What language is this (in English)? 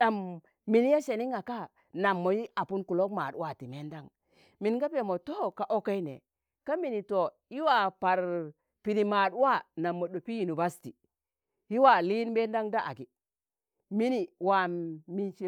Tangale